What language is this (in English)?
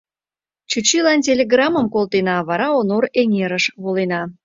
Mari